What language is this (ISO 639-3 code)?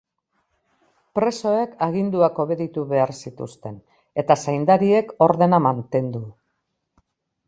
eus